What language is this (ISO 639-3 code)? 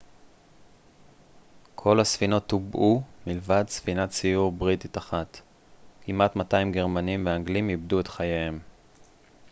heb